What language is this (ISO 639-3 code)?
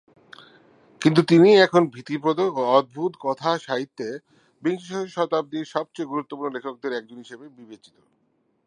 ben